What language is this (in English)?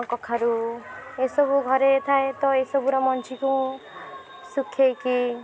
Odia